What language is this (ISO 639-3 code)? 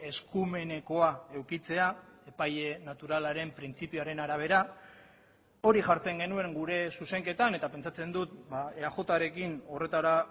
eus